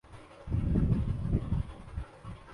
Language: Urdu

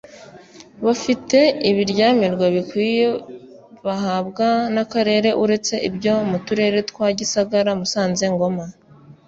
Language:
Kinyarwanda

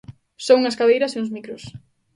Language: Galician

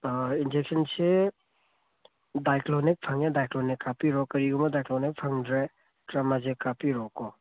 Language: Manipuri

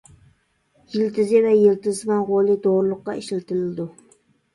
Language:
Uyghur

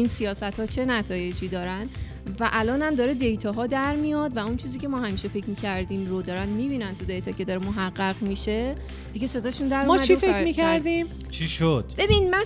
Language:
Persian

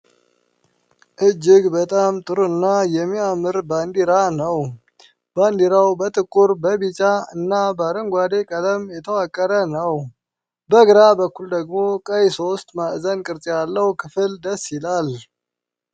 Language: Amharic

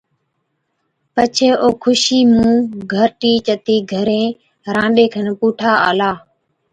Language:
Od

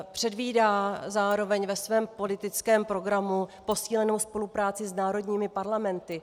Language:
Czech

